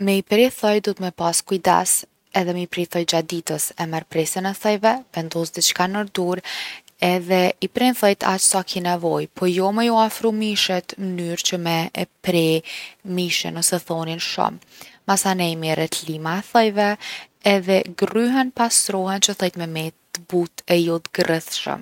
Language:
Gheg Albanian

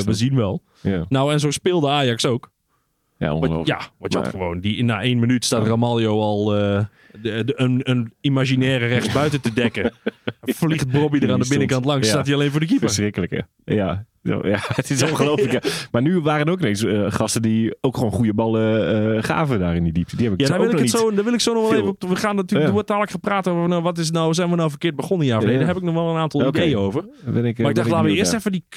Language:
Dutch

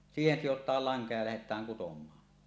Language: Finnish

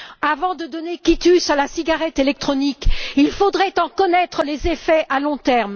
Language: French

